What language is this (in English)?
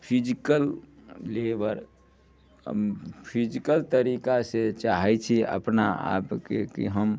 Maithili